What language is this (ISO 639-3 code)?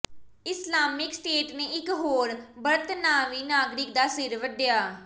pan